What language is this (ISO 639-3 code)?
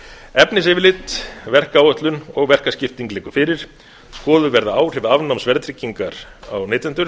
isl